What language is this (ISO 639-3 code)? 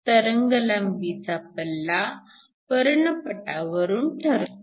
mar